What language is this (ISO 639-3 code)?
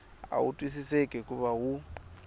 tso